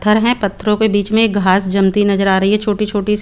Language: Hindi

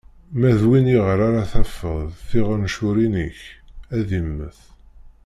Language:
Kabyle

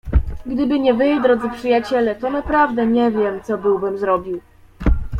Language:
Polish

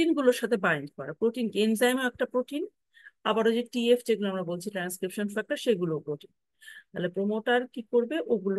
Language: Bangla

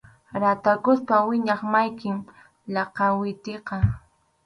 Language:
Arequipa-La Unión Quechua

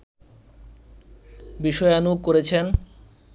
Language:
Bangla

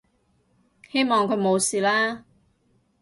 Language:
Cantonese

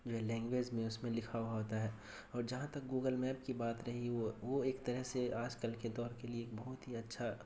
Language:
Urdu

